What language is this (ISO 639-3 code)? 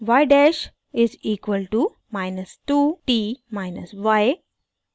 hin